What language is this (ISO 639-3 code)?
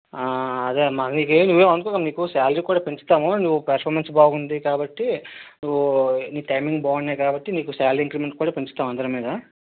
tel